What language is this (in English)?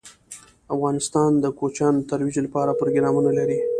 Pashto